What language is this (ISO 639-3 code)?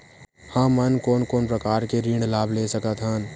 hne